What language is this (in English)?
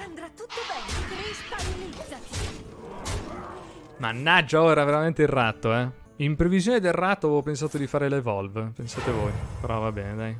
Italian